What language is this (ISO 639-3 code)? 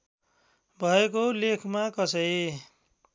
nep